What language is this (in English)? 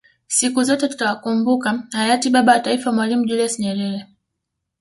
Swahili